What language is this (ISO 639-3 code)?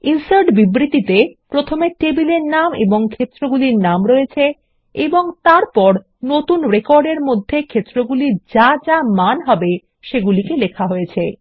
ben